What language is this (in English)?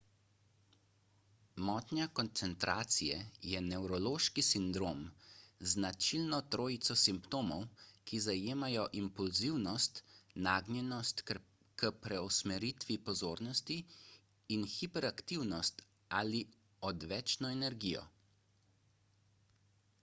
Slovenian